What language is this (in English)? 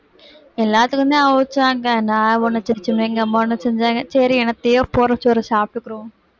Tamil